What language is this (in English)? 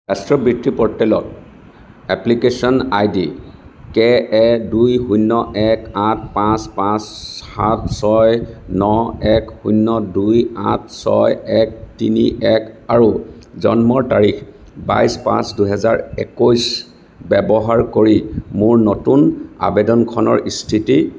Assamese